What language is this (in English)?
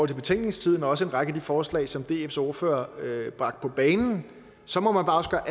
Danish